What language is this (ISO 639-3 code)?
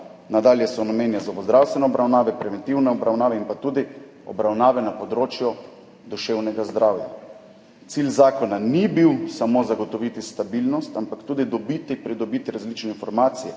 slv